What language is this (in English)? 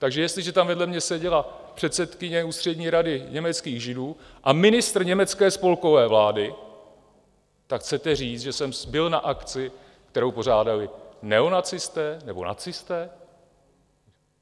Czech